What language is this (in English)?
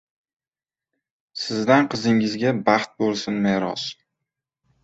Uzbek